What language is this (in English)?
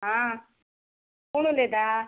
Konkani